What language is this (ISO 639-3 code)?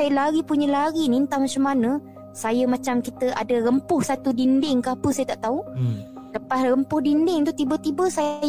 msa